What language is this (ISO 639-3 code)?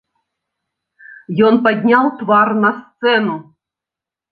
bel